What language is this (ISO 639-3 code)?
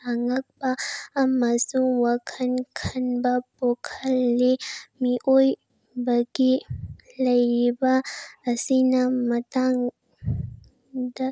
mni